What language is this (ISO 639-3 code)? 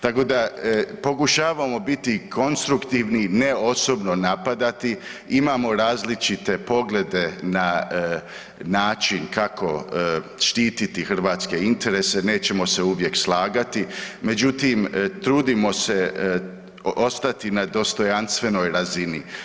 hrv